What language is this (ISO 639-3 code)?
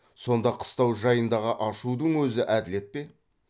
kaz